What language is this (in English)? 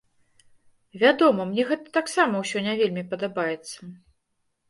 Belarusian